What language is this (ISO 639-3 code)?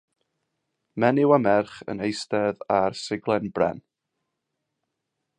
cym